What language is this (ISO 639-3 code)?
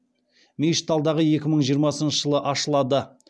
kaz